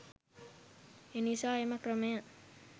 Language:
Sinhala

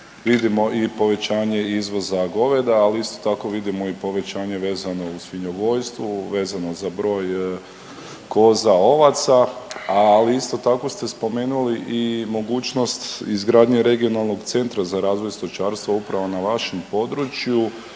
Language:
Croatian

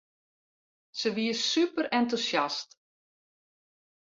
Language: Western Frisian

